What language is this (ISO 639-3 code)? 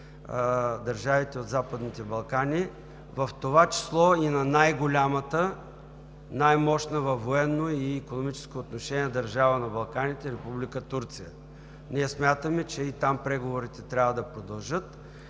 bul